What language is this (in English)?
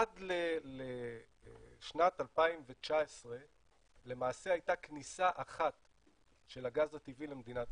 Hebrew